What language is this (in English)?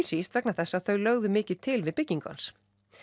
Icelandic